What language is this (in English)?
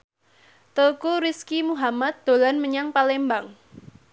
Javanese